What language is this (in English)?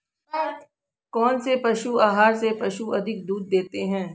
Hindi